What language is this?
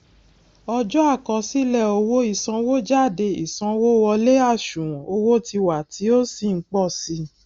Yoruba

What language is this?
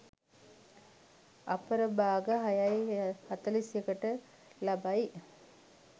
Sinhala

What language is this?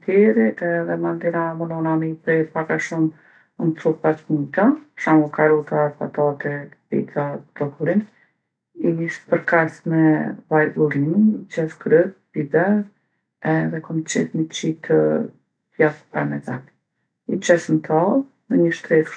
Gheg Albanian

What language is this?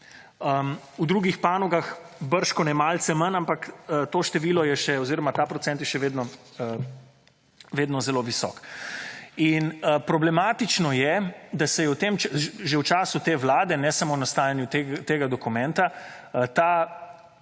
Slovenian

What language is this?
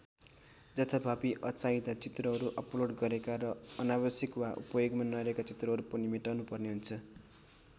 Nepali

